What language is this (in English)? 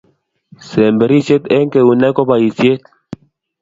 Kalenjin